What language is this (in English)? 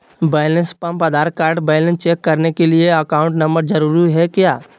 Magahi